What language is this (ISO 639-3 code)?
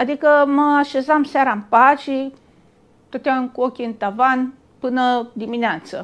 ron